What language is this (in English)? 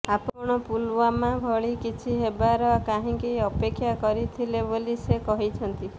Odia